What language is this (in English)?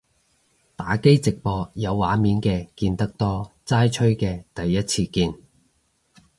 Cantonese